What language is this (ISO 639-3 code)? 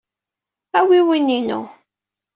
kab